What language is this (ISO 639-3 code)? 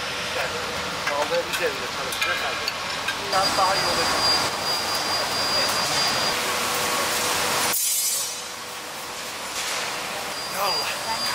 tur